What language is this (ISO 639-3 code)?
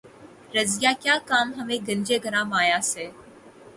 urd